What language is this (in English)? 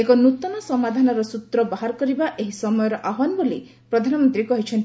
Odia